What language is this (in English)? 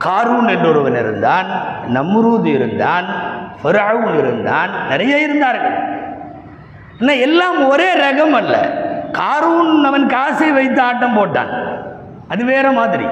Tamil